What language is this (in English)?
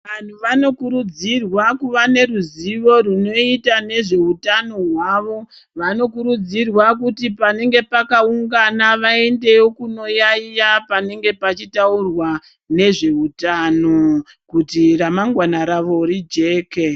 Ndau